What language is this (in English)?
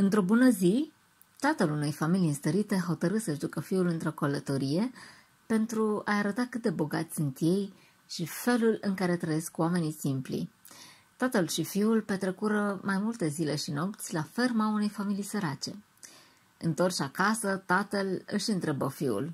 Romanian